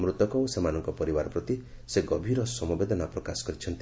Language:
Odia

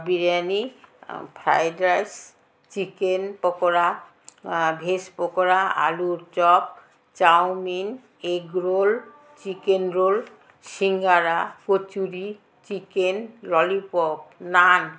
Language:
Bangla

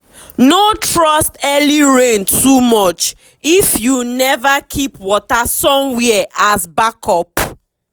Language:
Nigerian Pidgin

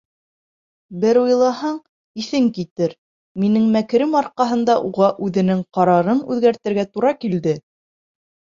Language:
Bashkir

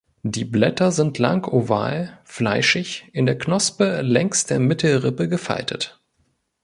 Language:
German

